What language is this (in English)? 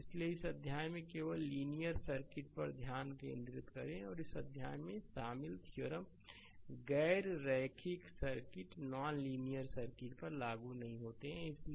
Hindi